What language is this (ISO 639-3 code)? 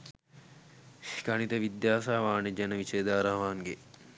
sin